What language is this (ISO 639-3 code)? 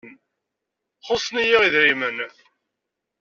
kab